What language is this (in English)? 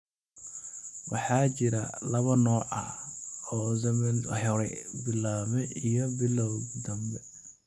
Somali